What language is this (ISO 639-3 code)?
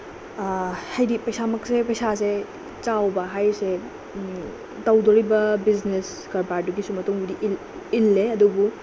mni